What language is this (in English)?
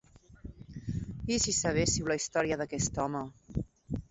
Catalan